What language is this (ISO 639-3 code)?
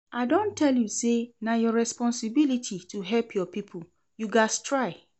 pcm